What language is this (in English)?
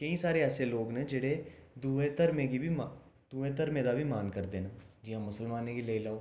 Dogri